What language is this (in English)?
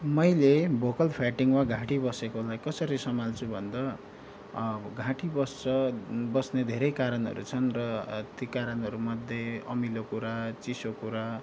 Nepali